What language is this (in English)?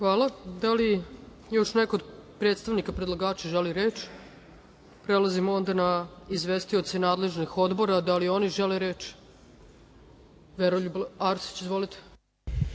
Serbian